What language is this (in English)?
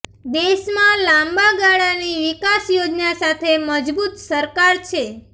Gujarati